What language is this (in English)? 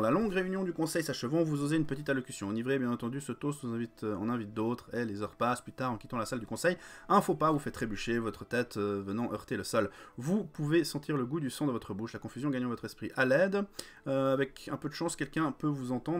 French